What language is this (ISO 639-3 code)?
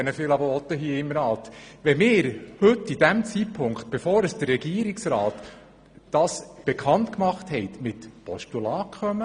gsw